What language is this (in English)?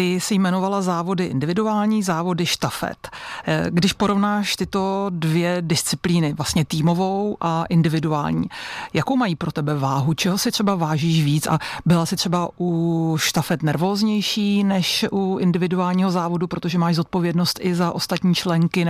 Czech